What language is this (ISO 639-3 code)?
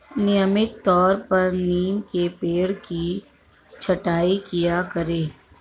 hin